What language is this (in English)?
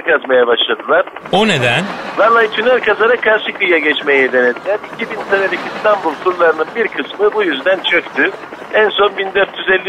Turkish